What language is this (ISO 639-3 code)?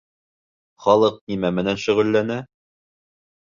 bak